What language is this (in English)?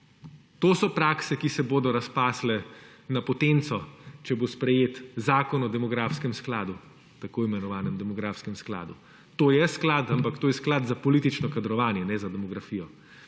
Slovenian